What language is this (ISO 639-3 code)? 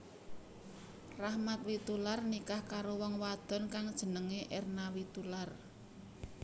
jav